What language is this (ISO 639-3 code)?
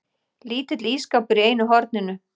isl